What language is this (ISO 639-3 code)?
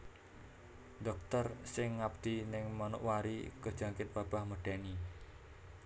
jav